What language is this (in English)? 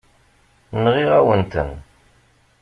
Kabyle